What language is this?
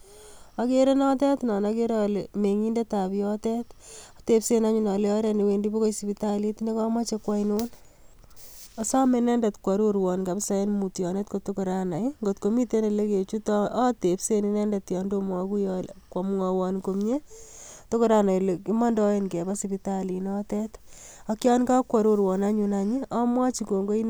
Kalenjin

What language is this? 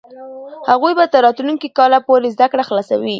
Pashto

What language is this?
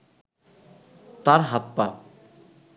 Bangla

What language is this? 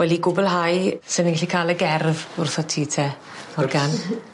Welsh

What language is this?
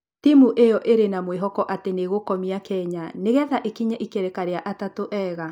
Kikuyu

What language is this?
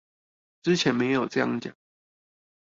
Chinese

